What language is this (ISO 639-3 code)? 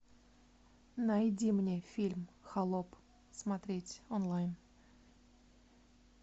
rus